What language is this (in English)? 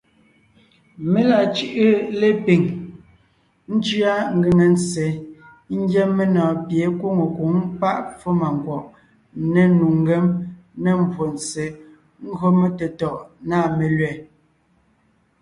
Ngiemboon